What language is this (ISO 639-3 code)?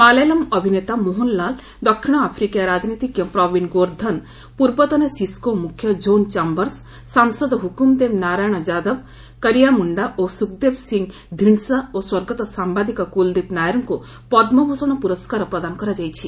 ori